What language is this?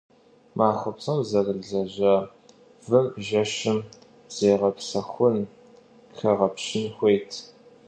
Kabardian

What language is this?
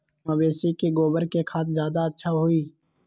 Magahi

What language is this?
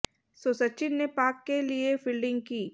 Hindi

